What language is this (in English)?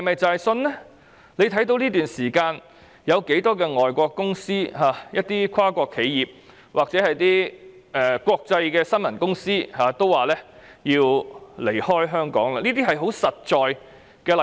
Cantonese